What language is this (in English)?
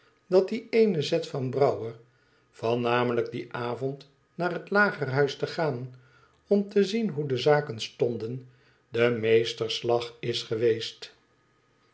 Dutch